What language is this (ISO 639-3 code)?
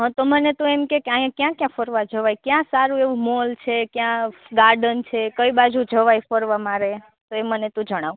guj